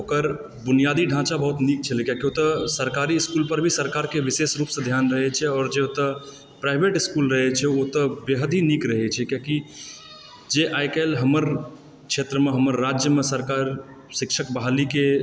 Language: Maithili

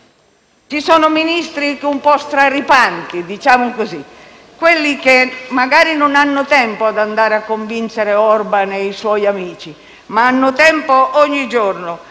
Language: Italian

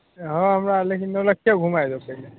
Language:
Maithili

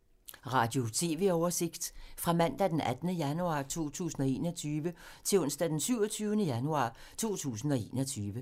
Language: Danish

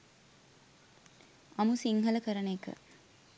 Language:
Sinhala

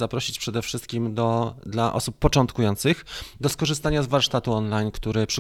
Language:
Polish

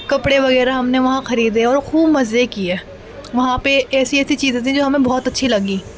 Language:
Urdu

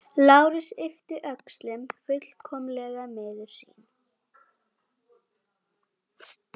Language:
Icelandic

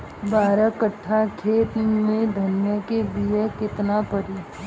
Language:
Bhojpuri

